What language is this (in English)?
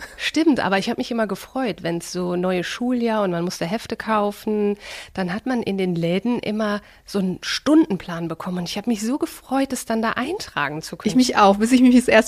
German